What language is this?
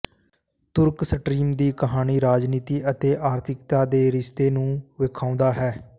Punjabi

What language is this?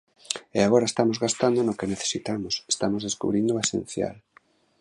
Galician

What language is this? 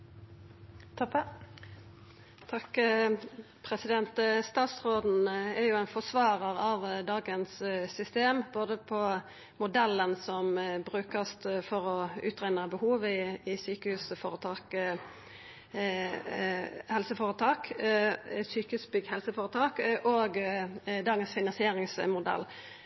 Norwegian Nynorsk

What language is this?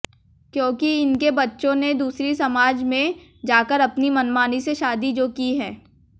Hindi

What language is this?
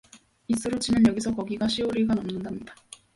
Korean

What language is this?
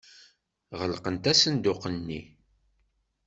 Kabyle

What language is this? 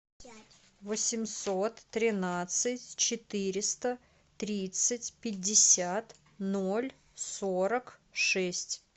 Russian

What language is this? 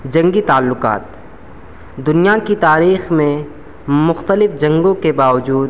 Urdu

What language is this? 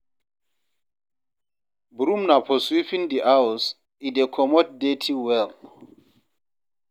Nigerian Pidgin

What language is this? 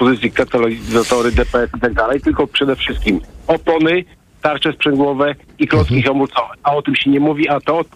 Polish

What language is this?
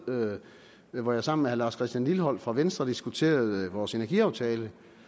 Danish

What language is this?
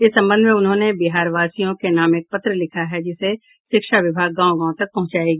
Hindi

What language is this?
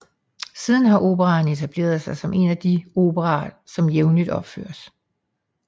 Danish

